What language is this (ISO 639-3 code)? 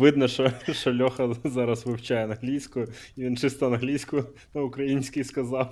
ukr